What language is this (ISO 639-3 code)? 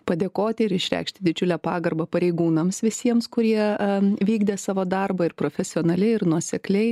lit